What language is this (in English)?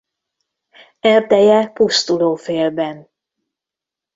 Hungarian